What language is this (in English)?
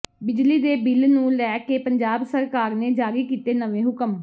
Punjabi